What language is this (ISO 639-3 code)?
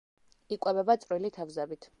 kat